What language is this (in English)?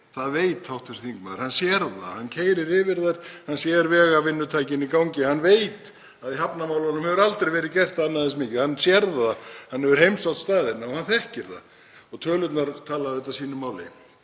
Icelandic